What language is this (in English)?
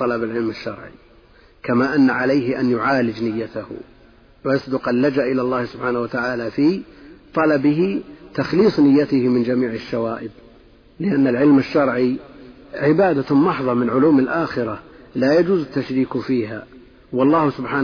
Arabic